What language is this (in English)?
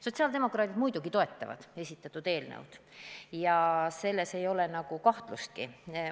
Estonian